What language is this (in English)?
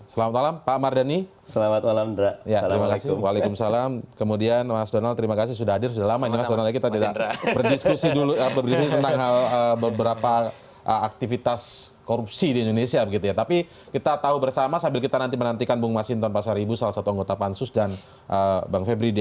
Indonesian